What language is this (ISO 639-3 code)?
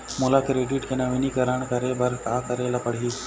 hne